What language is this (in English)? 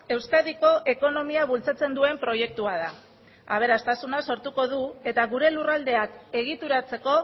Basque